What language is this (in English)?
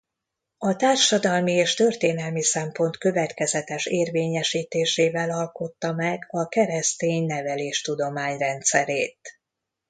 Hungarian